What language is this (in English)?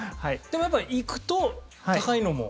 Japanese